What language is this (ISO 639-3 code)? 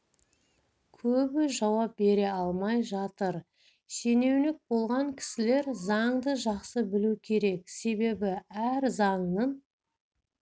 kaz